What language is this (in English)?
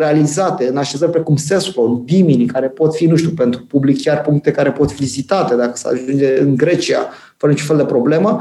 Romanian